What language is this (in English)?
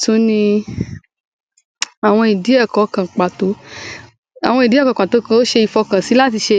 Yoruba